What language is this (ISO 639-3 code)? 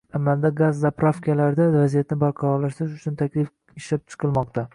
uzb